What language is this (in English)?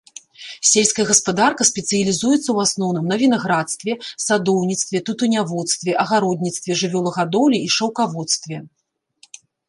Belarusian